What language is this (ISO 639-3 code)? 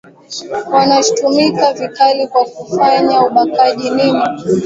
swa